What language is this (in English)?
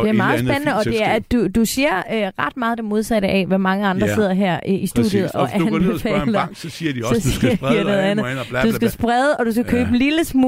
Danish